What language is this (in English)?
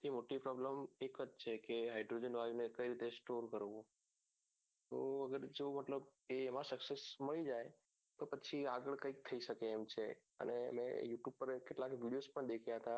Gujarati